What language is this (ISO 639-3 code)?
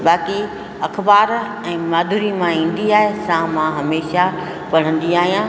snd